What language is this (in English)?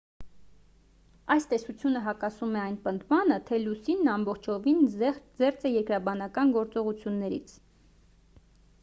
Armenian